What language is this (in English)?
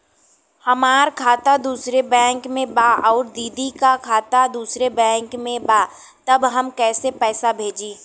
Bhojpuri